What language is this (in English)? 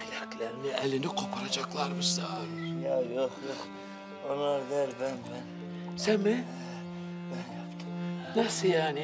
Turkish